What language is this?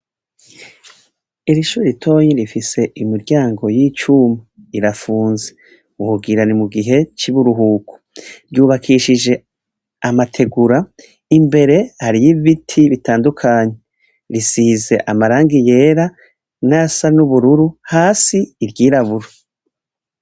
Rundi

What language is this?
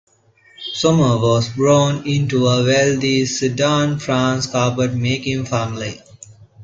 English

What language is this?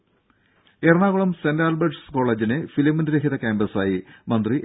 Malayalam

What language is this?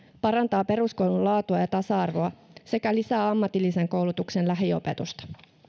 Finnish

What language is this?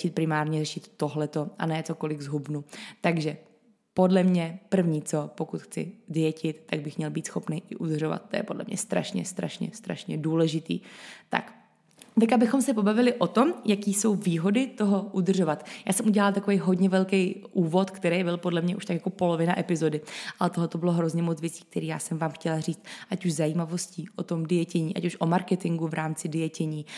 Czech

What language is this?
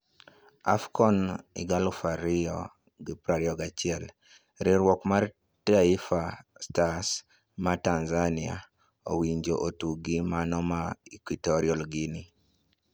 Luo (Kenya and Tanzania)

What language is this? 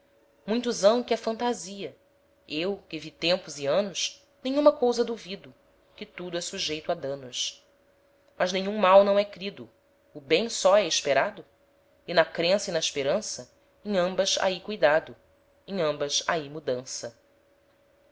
Portuguese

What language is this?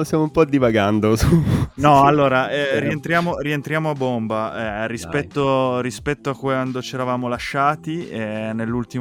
Italian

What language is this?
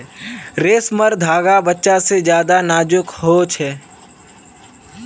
Magahi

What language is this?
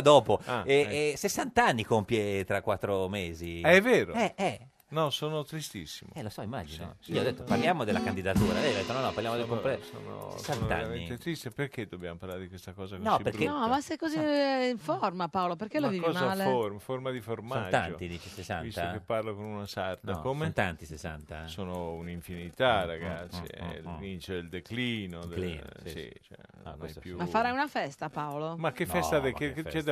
Italian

